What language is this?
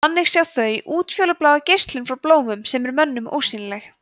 Icelandic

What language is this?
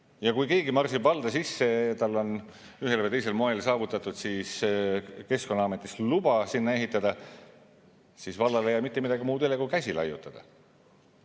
Estonian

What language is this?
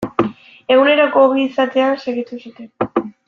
Basque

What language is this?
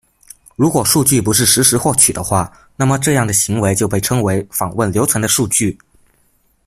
Chinese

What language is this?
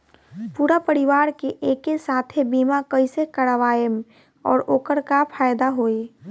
Bhojpuri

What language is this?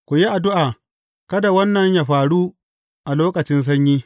Hausa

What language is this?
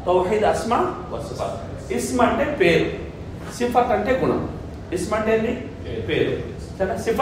Arabic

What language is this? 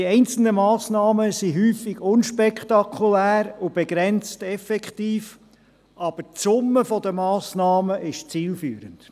Swiss German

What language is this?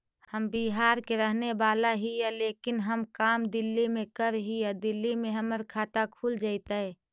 Magahi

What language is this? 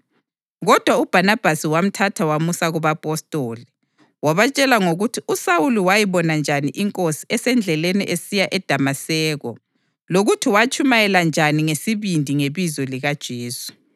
North Ndebele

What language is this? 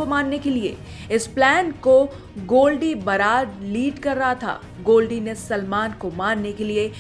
Hindi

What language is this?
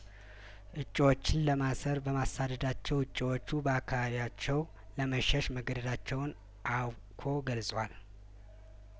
Amharic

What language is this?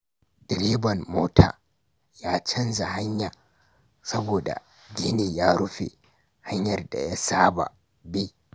Hausa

